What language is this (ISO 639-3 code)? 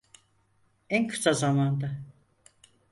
tur